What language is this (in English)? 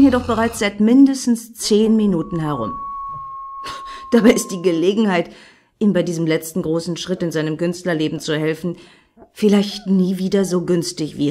German